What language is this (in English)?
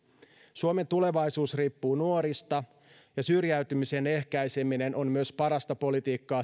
Finnish